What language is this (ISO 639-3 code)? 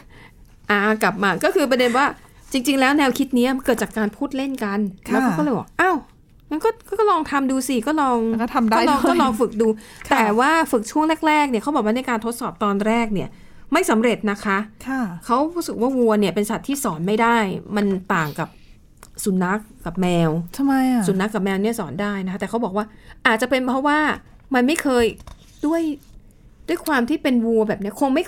tha